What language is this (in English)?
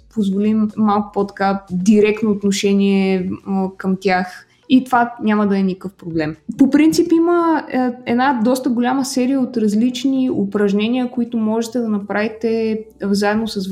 Bulgarian